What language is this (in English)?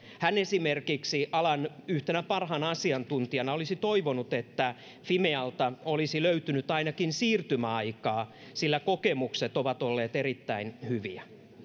Finnish